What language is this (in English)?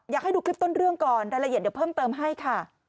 Thai